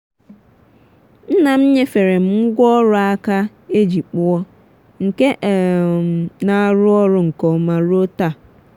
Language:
Igbo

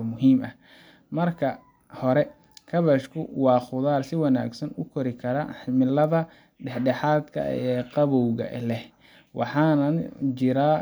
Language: Somali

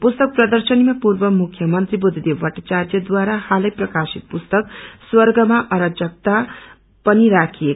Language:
Nepali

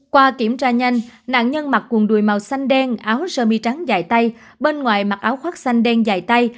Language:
Vietnamese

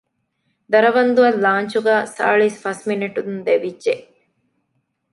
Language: Divehi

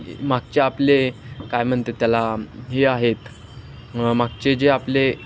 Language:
Marathi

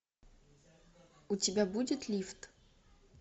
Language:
Russian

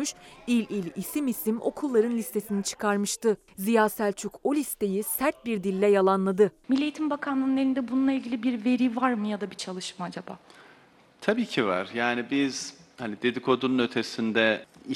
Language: Turkish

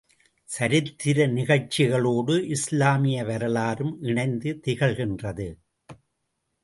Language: Tamil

